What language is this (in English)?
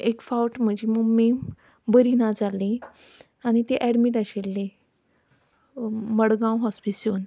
Konkani